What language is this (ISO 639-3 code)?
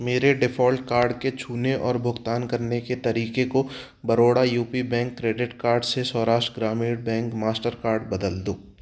hin